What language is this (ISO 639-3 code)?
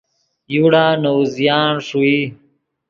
ydg